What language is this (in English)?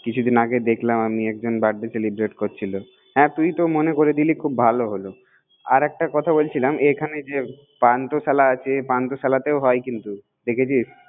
Bangla